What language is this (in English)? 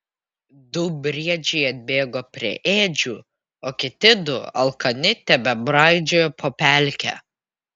Lithuanian